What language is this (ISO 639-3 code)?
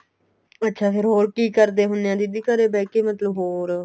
pan